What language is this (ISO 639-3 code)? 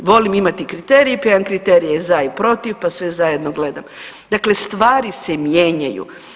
hrv